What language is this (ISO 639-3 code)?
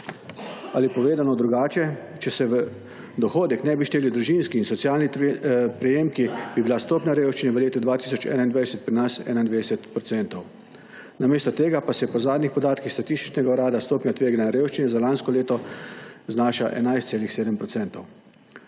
slv